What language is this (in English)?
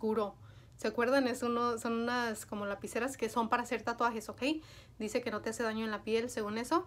Spanish